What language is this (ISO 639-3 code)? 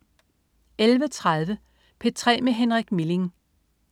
dan